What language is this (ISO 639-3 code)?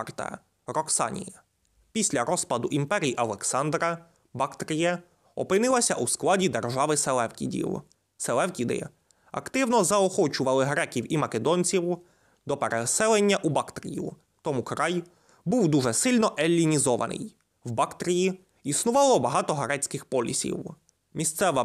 ukr